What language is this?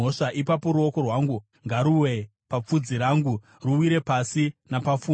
Shona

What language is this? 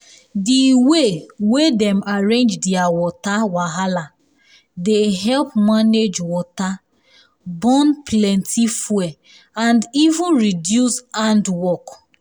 Nigerian Pidgin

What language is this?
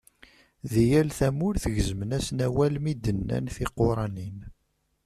Kabyle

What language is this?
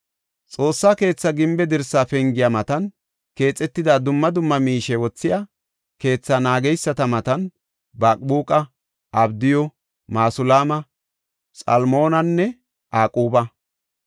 Gofa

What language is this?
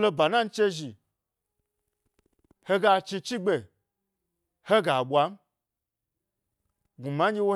Gbari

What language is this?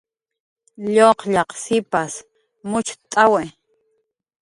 Jaqaru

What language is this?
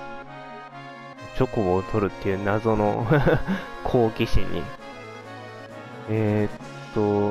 Japanese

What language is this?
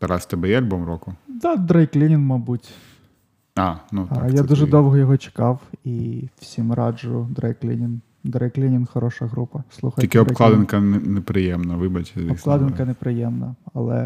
Ukrainian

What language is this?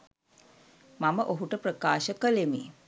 Sinhala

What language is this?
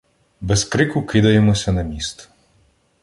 Ukrainian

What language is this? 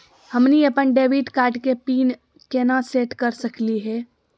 Magahi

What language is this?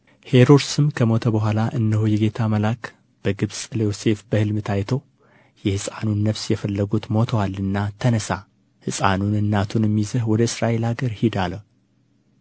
Amharic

